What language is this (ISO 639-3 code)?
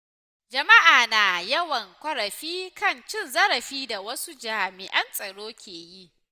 hau